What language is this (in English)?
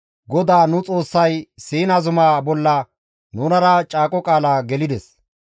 Gamo